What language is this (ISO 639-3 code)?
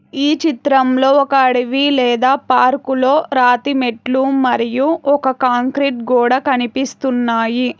tel